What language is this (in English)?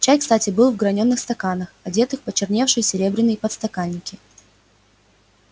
Russian